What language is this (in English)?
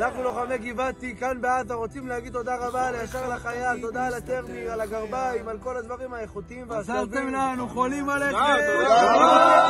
Hebrew